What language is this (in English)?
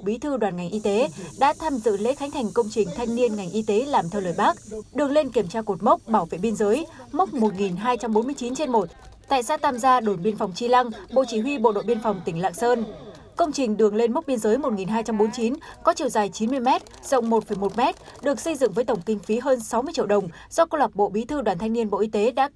Vietnamese